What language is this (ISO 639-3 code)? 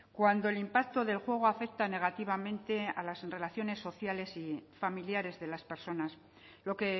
spa